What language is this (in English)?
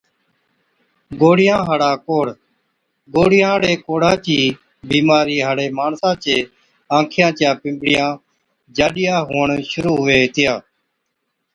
Od